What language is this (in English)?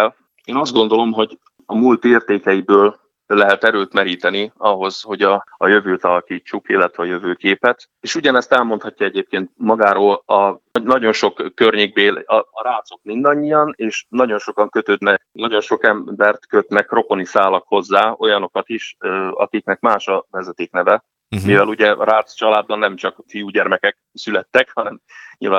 Hungarian